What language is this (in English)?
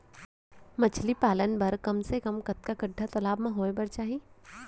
Chhattisgarhi